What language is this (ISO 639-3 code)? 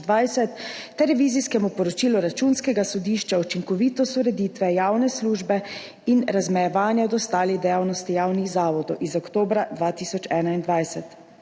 slv